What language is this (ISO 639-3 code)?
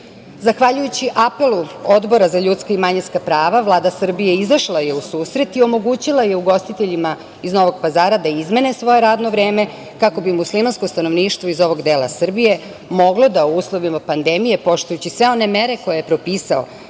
srp